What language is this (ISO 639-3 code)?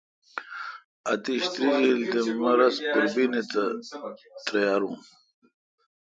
xka